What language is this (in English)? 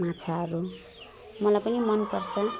Nepali